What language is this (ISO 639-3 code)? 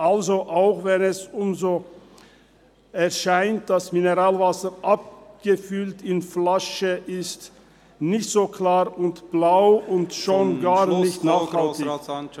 gsw